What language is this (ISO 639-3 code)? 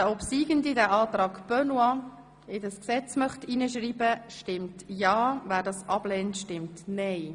gsw